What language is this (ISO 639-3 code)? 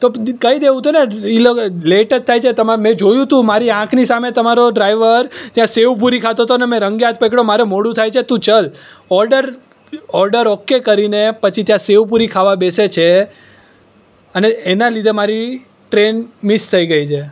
guj